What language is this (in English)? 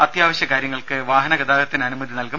Malayalam